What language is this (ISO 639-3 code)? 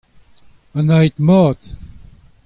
bre